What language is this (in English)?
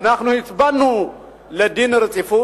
Hebrew